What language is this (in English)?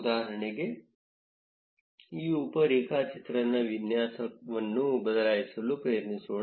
Kannada